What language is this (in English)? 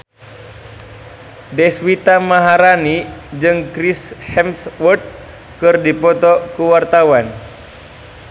Sundanese